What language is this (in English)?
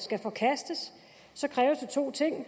Danish